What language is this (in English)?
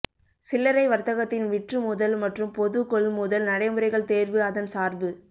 Tamil